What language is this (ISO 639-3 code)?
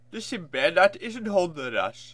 nld